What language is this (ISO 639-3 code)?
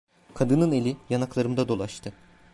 tur